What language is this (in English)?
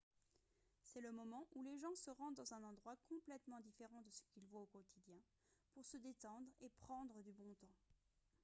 French